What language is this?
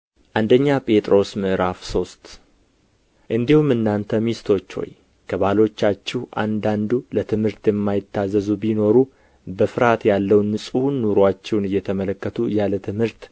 Amharic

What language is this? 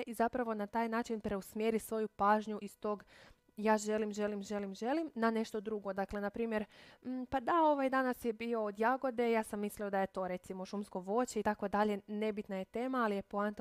Croatian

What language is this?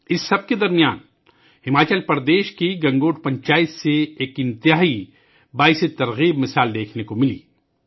Urdu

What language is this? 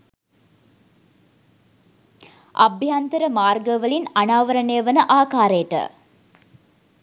Sinhala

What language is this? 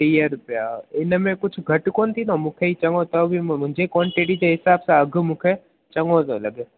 Sindhi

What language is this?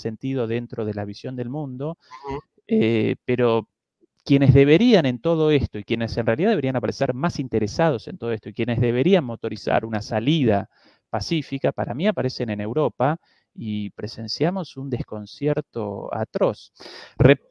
Spanish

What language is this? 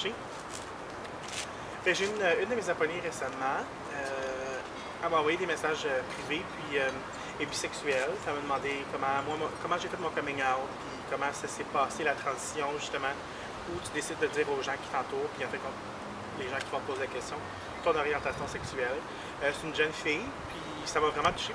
French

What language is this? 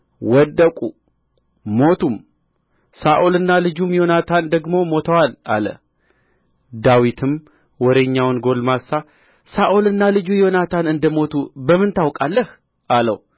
Amharic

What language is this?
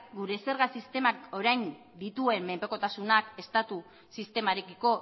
Basque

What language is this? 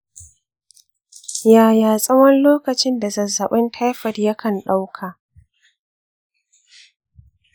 Hausa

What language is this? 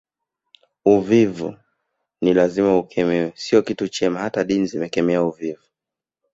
Swahili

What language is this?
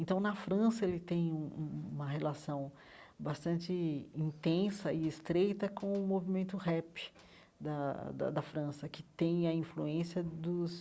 Portuguese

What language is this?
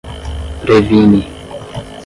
Portuguese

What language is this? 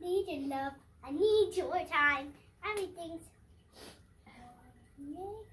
English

